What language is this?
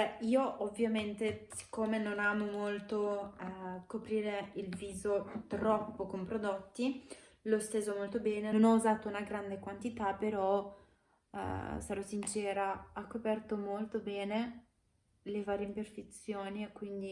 Italian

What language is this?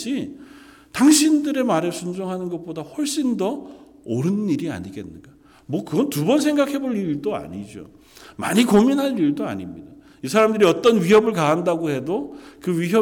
Korean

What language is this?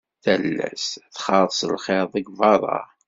Kabyle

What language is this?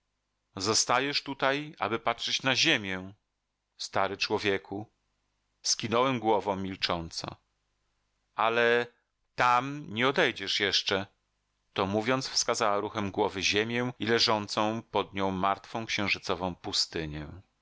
Polish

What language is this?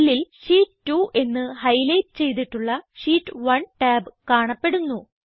Malayalam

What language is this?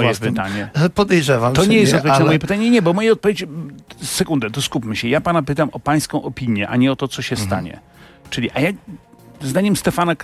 Polish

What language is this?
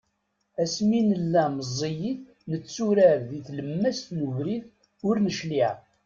Kabyle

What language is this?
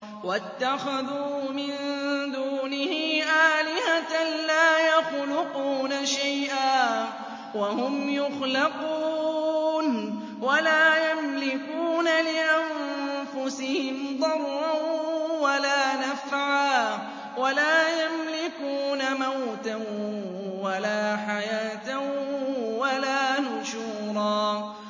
Arabic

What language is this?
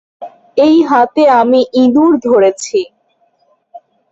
Bangla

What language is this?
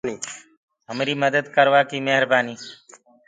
Gurgula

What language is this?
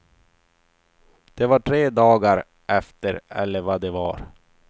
Swedish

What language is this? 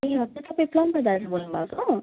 Nepali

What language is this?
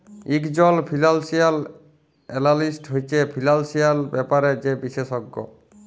Bangla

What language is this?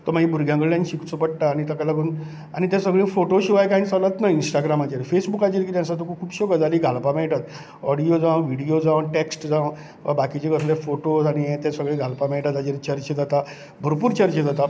Konkani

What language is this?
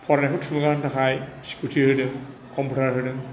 Bodo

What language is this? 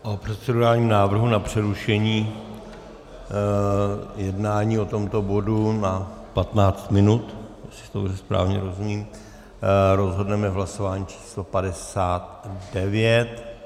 Czech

